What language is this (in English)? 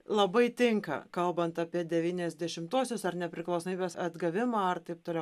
Lithuanian